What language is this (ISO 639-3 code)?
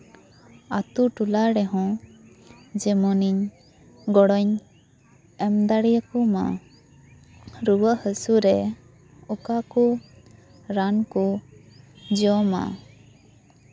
sat